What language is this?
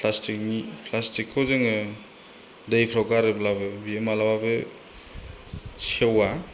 Bodo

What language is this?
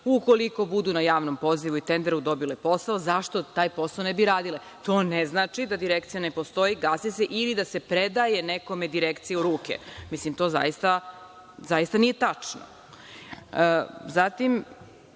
Serbian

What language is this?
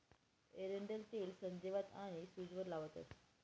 Marathi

